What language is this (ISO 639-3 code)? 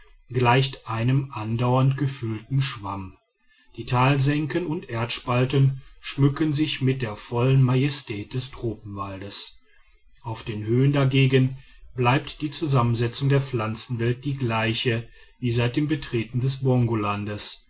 deu